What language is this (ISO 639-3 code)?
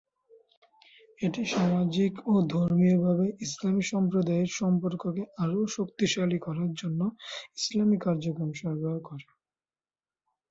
ben